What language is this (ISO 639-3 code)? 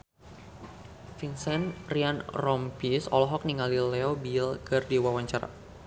sun